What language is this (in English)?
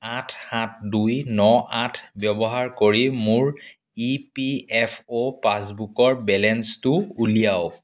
Assamese